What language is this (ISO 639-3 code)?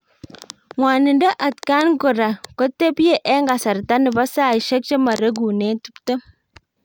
kln